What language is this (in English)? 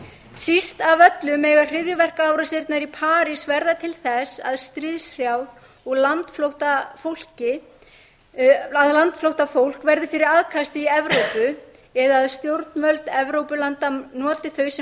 Icelandic